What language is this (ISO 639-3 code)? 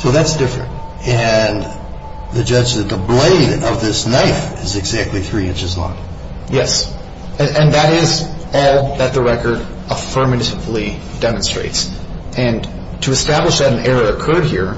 eng